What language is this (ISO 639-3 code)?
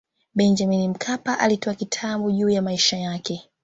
swa